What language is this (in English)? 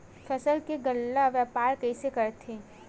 Chhattisgarhi